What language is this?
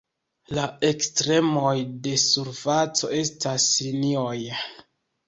Esperanto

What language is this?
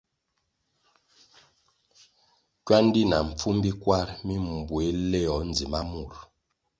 Kwasio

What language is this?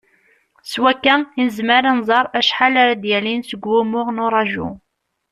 Kabyle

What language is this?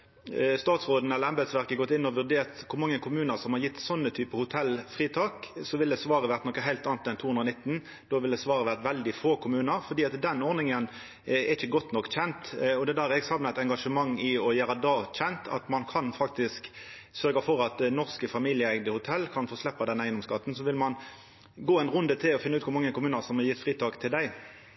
Norwegian Nynorsk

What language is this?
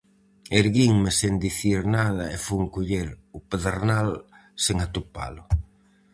Galician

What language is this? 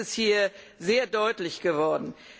German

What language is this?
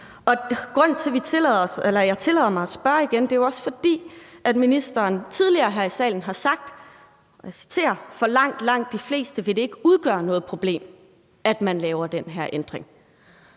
Danish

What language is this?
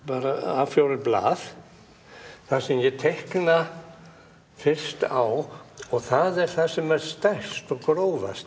Icelandic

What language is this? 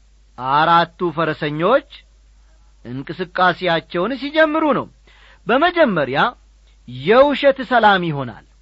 Amharic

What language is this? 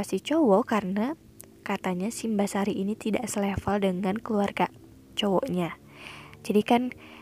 Indonesian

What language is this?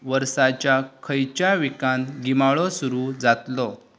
Konkani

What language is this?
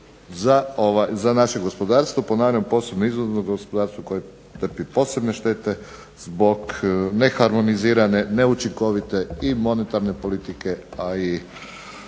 Croatian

